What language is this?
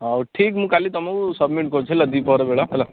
Odia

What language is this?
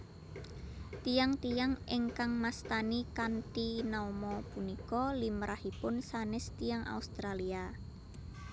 Javanese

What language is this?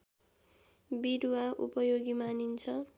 Nepali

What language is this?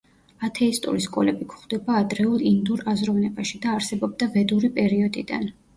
Georgian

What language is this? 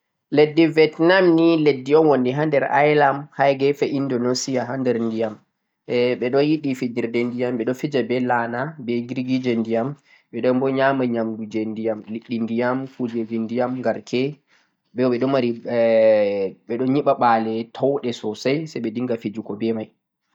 Central-Eastern Niger Fulfulde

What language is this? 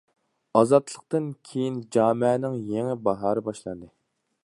Uyghur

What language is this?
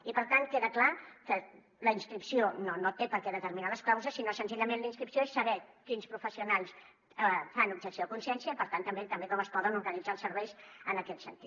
Catalan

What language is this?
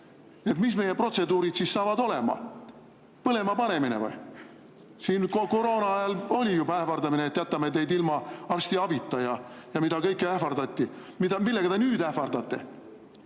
Estonian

